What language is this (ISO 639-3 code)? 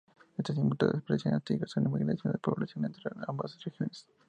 spa